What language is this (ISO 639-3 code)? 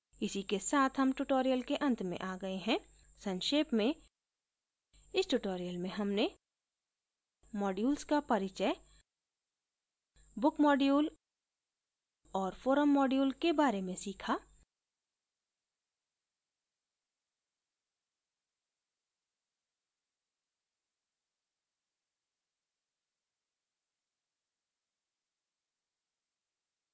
hin